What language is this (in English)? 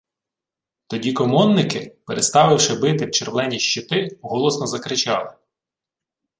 Ukrainian